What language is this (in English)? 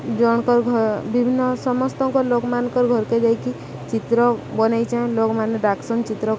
Odia